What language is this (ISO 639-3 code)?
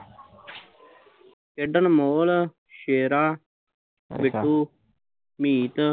pan